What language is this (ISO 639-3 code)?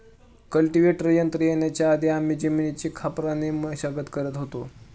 mar